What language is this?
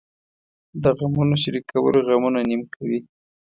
Pashto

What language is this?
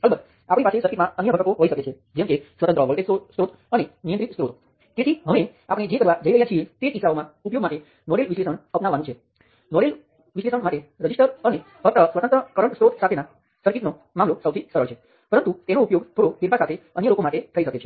Gujarati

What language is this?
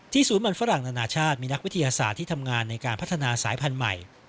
Thai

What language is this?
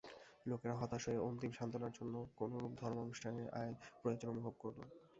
Bangla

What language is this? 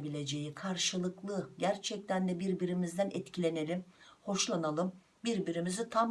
Turkish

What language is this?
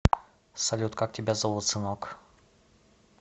Russian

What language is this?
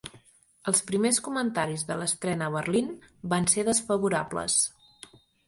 Catalan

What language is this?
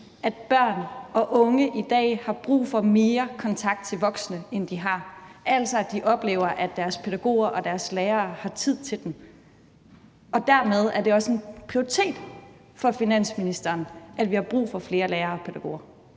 Danish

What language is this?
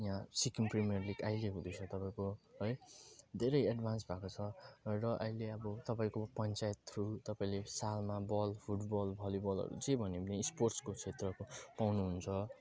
Nepali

